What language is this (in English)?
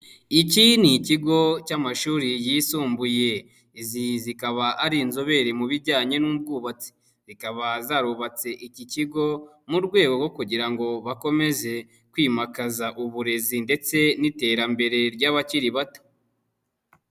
Kinyarwanda